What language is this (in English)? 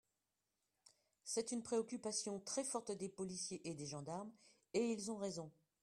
French